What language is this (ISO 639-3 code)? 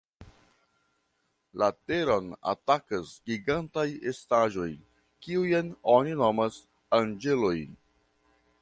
epo